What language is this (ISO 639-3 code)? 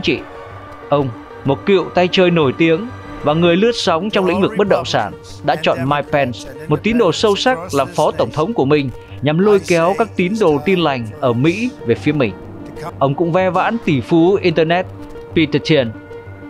vie